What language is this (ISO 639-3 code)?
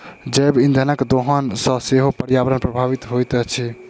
mai